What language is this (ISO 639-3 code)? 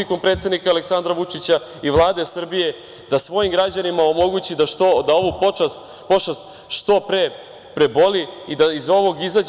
srp